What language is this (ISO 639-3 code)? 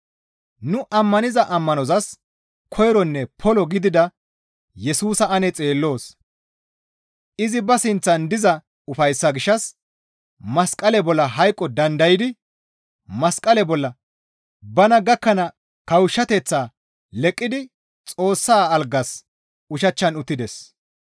gmv